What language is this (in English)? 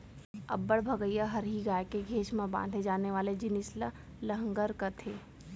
Chhattisgarhi